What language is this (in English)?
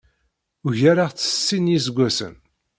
Kabyle